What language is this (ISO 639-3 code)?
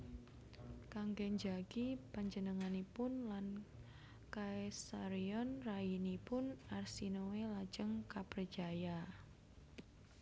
jav